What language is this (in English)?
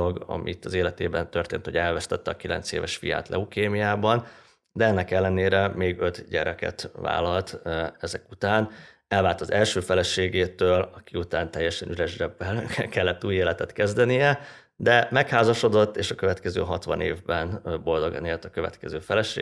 Hungarian